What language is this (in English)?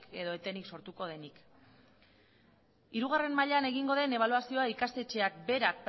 Basque